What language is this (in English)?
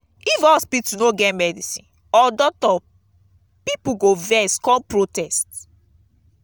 Nigerian Pidgin